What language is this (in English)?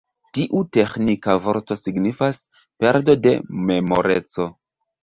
Esperanto